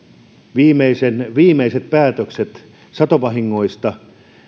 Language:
Finnish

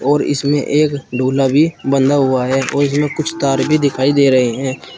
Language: Hindi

